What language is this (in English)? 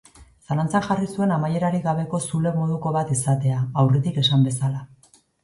Basque